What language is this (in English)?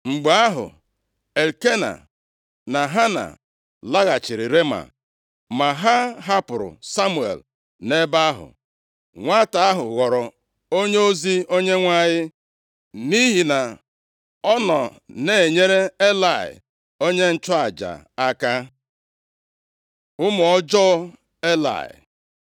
Igbo